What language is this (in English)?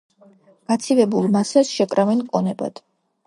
Georgian